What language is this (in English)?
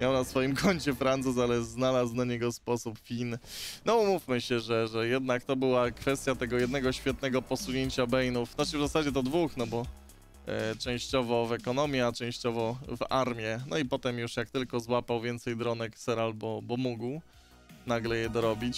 Polish